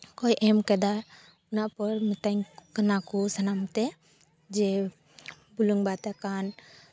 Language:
Santali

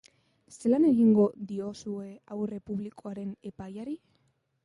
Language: Basque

